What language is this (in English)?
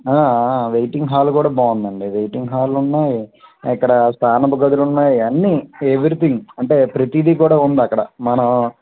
Telugu